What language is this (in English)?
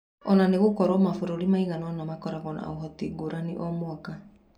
Kikuyu